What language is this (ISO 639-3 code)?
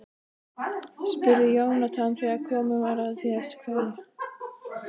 isl